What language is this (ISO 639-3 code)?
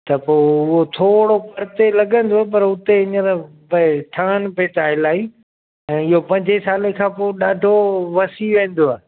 snd